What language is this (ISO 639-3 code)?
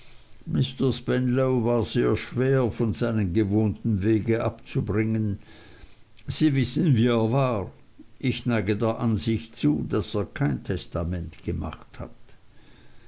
deu